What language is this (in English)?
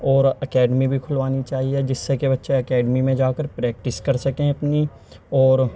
Urdu